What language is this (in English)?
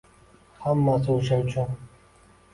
Uzbek